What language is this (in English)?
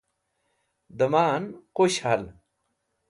Wakhi